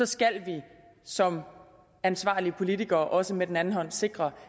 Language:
Danish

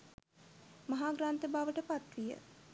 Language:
Sinhala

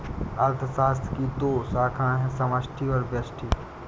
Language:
Hindi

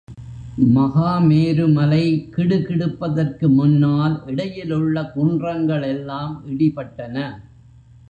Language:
Tamil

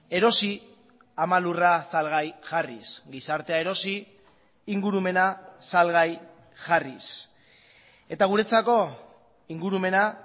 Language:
Basque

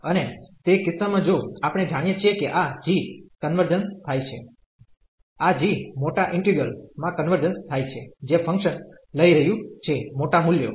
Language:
Gujarati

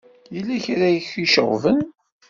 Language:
Kabyle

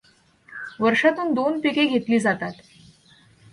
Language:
Marathi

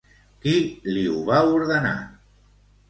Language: Catalan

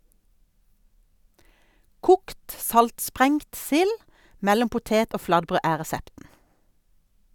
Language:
Norwegian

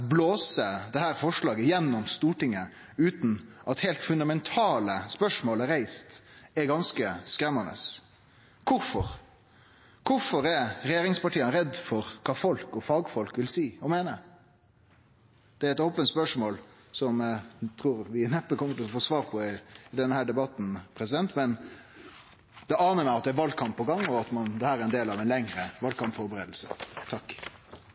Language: Norwegian Nynorsk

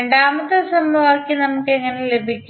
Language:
Malayalam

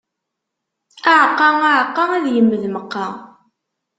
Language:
Kabyle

